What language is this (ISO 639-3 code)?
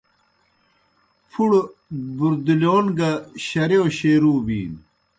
plk